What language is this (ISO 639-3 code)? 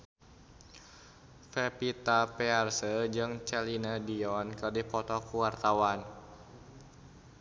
sun